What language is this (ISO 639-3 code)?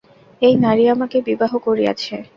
ben